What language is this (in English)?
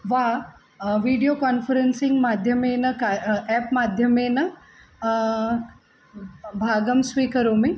Sanskrit